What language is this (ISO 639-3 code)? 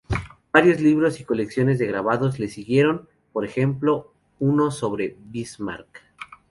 spa